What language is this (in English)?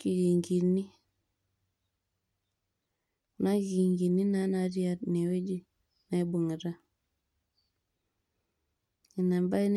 Masai